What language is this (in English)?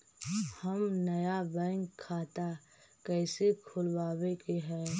Magahi